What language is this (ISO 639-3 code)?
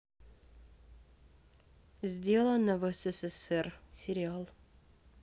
rus